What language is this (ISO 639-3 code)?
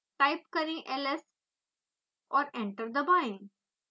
hin